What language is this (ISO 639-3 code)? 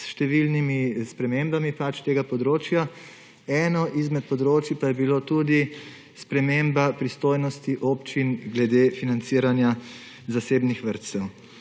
slv